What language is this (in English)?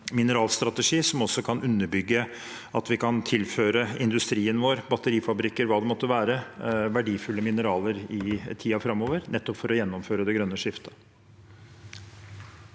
Norwegian